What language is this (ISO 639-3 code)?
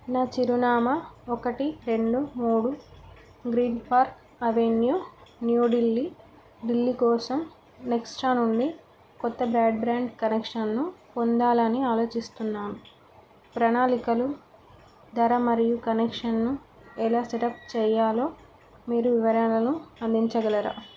tel